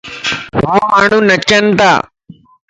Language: Lasi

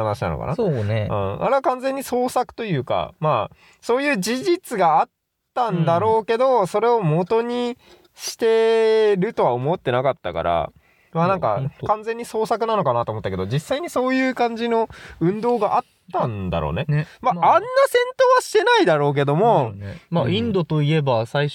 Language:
Japanese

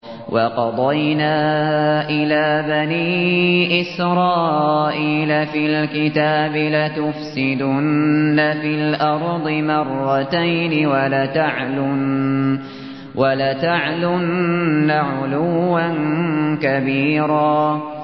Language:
Arabic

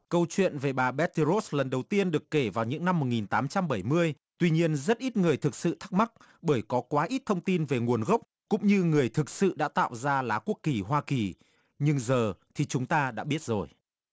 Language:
Vietnamese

